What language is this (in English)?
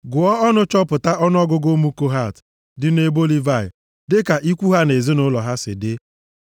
Igbo